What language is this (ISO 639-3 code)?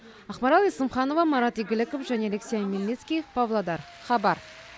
kaz